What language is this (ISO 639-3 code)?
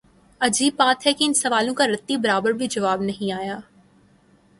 urd